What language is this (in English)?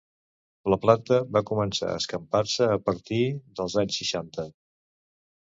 Catalan